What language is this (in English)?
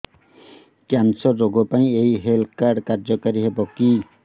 Odia